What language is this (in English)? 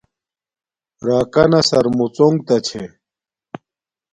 Domaaki